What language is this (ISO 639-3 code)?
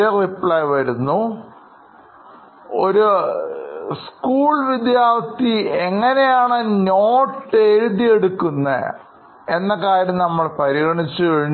mal